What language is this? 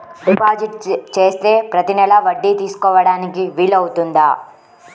Telugu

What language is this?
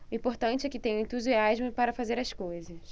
Portuguese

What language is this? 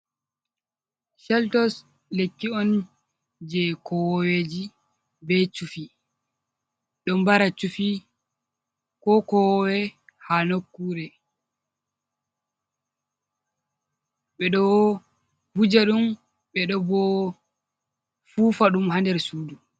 Fula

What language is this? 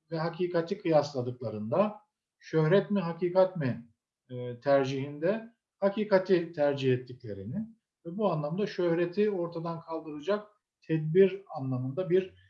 Turkish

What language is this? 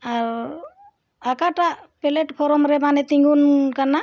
Santali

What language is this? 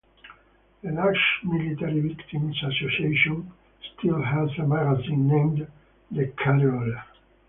English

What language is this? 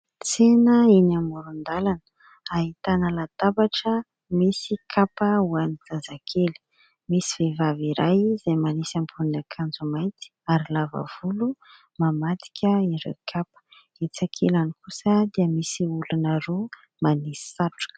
Malagasy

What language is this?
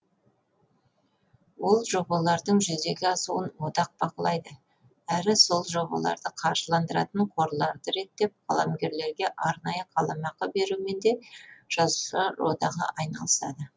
Kazakh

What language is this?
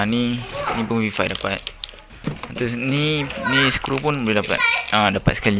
Malay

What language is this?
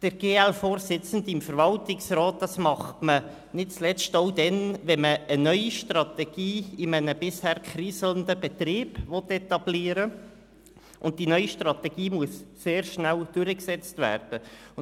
Swiss German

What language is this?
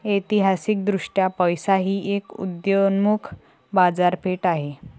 Marathi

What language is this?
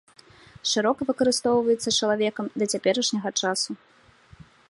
Belarusian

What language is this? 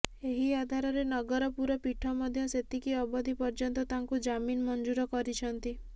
Odia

